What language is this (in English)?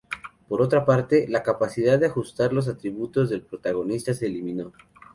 Spanish